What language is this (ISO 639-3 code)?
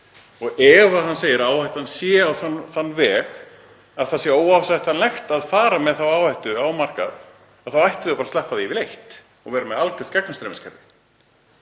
isl